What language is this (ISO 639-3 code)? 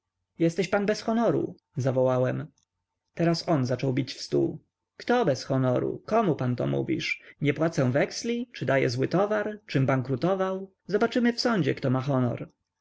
pol